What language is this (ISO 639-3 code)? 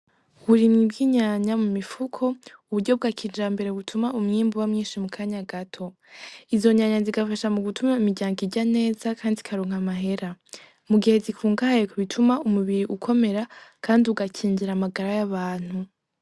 run